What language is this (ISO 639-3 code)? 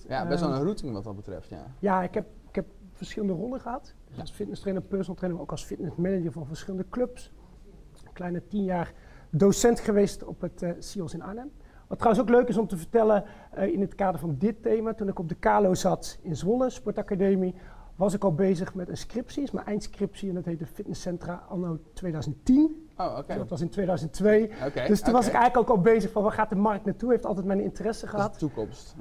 nld